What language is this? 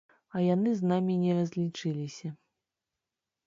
Belarusian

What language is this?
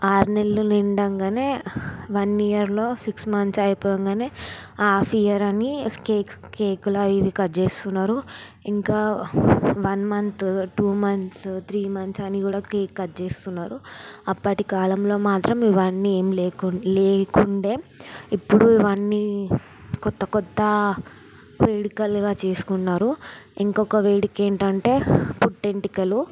Telugu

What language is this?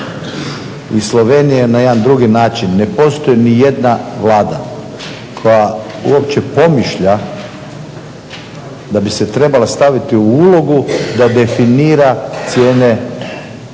Croatian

